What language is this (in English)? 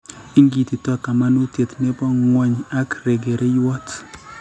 Kalenjin